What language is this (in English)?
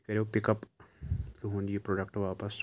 Kashmiri